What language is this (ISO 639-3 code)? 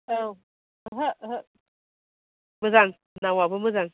brx